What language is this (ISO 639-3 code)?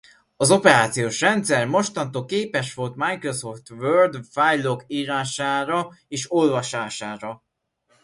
hun